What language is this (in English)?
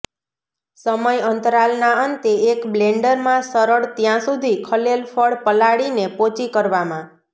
Gujarati